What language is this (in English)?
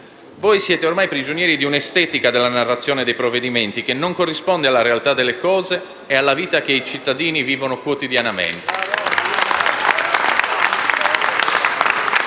Italian